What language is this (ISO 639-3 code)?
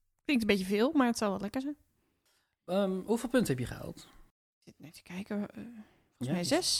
nld